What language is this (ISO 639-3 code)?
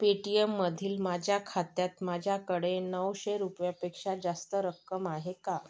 mar